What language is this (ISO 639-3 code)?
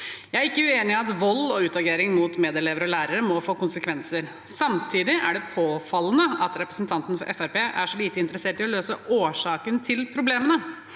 nor